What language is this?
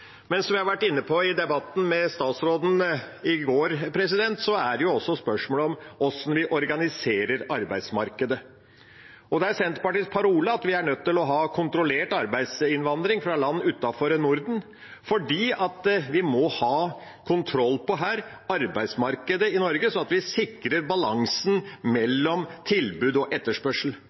Norwegian Bokmål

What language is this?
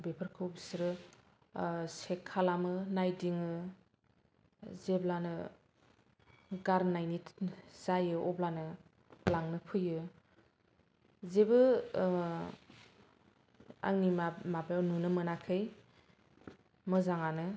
Bodo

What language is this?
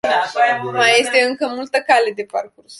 Romanian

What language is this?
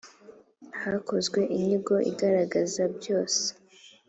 Kinyarwanda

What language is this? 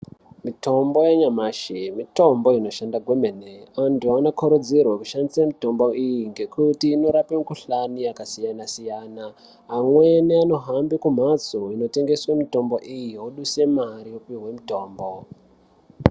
Ndau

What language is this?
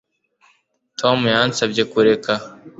Kinyarwanda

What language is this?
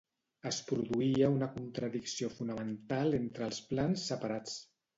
Catalan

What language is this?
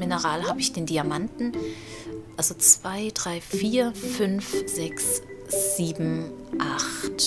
German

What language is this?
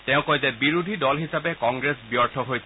Assamese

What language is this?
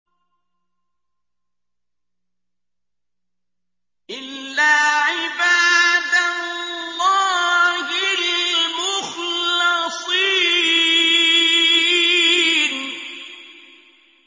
Arabic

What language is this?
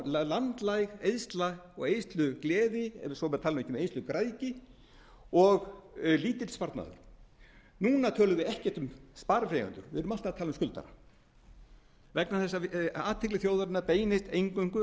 Icelandic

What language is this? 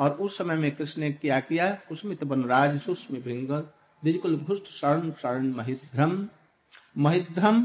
Hindi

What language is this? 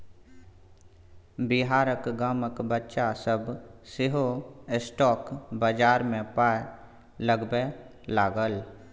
Maithili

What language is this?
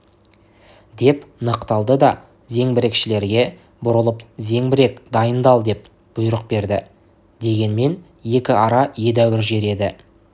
Kazakh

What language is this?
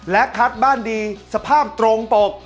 Thai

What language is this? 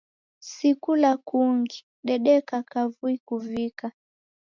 Taita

